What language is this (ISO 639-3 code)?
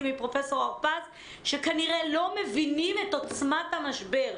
heb